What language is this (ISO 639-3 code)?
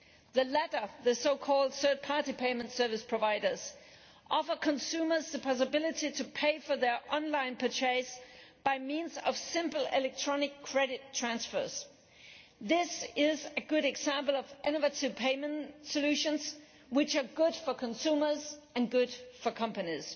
eng